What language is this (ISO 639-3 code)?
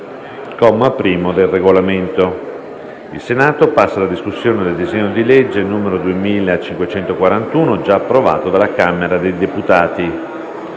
ita